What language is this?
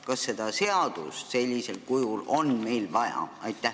Estonian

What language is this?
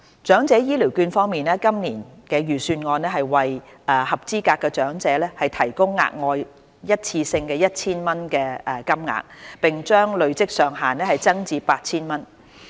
Cantonese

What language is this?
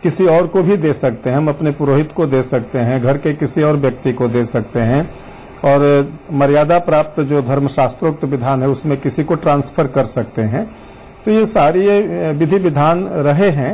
Hindi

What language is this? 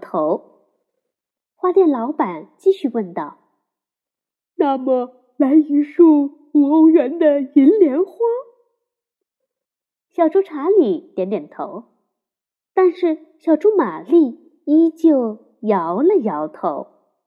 Chinese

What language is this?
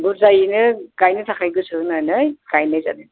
Bodo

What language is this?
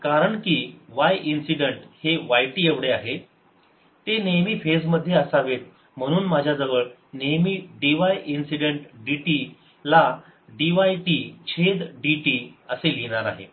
Marathi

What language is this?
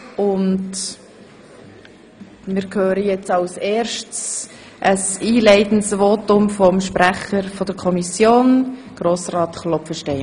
Swiss German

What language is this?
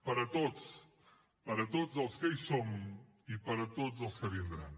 Catalan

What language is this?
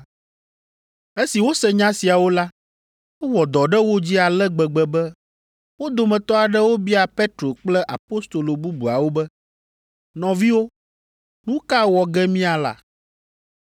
Ewe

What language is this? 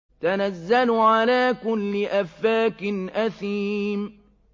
Arabic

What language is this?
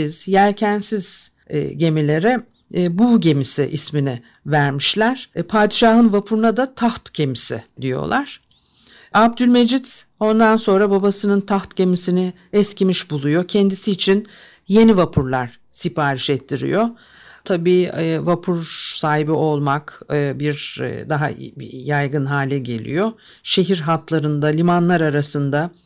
Turkish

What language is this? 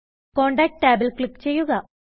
Malayalam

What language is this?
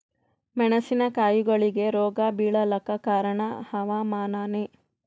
Kannada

